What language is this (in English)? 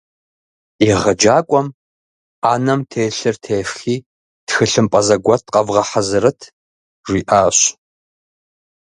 Kabardian